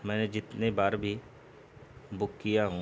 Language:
Urdu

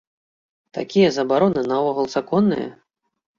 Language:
Belarusian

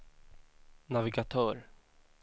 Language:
Swedish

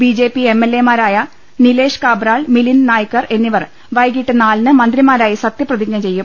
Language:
Malayalam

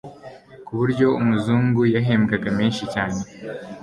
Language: Kinyarwanda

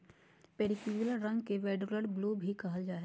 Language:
Magahi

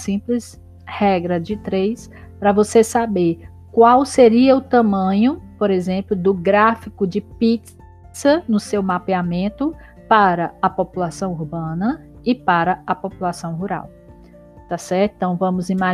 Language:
Portuguese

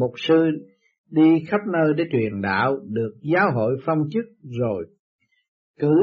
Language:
Vietnamese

